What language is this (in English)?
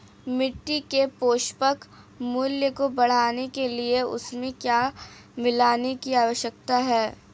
Hindi